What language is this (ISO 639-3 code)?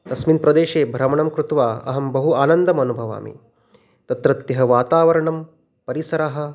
san